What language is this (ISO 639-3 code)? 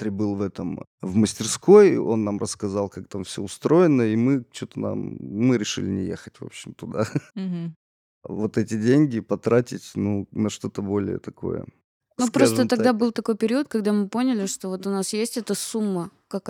rus